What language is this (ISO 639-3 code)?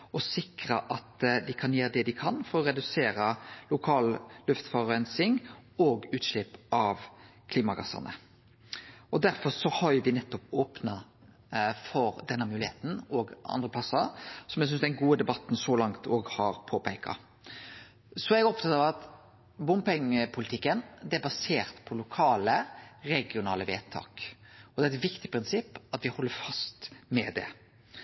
nno